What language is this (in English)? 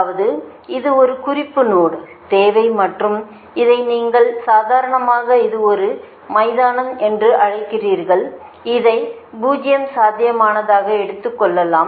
Tamil